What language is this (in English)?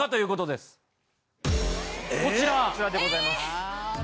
Japanese